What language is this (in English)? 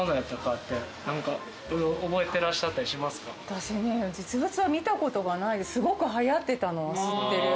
Japanese